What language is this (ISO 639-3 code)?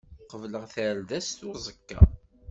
kab